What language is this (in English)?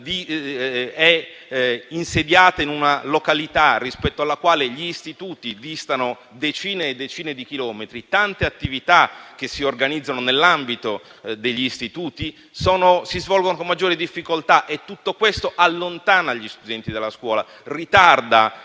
Italian